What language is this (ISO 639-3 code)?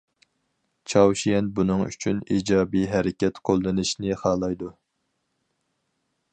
uig